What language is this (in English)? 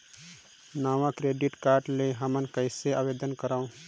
Chhattisgarhi